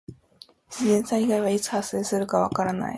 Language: Japanese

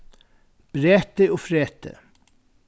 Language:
Faroese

